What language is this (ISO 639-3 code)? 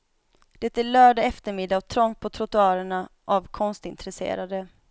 swe